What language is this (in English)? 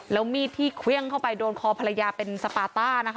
Thai